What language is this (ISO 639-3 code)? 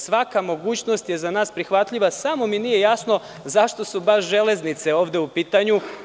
srp